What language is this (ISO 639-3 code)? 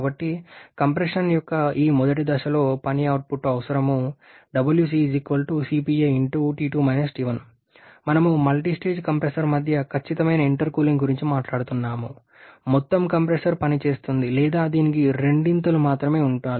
tel